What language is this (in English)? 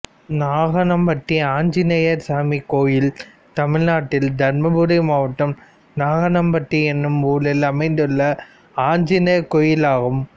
Tamil